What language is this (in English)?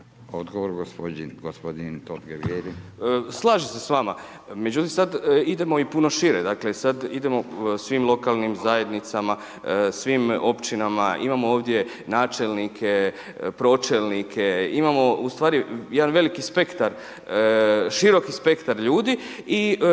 Croatian